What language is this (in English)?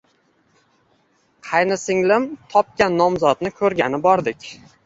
Uzbek